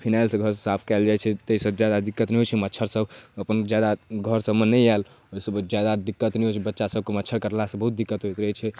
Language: Maithili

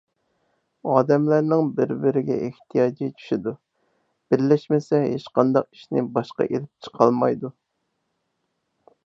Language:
Uyghur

